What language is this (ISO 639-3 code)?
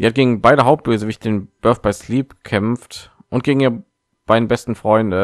deu